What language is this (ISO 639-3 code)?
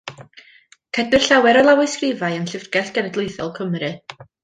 cym